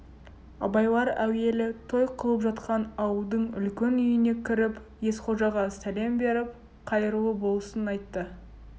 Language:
Kazakh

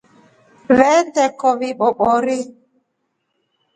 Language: Rombo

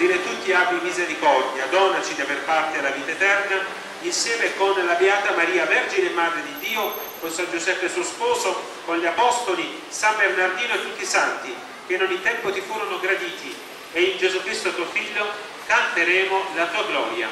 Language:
Italian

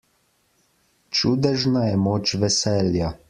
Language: Slovenian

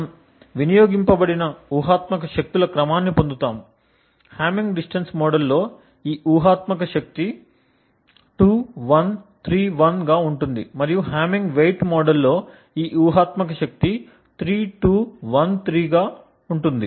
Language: Telugu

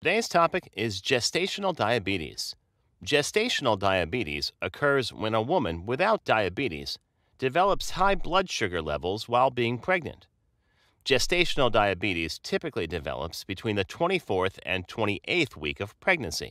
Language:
English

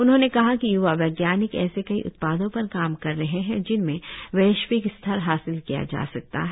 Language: Hindi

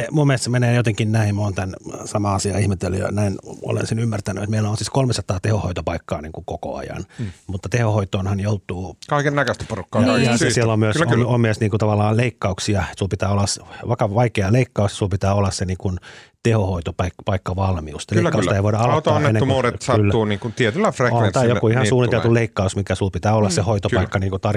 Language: Finnish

